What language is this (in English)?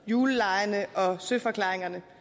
Danish